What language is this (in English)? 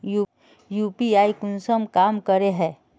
Magahi